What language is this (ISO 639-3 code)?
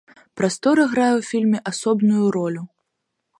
bel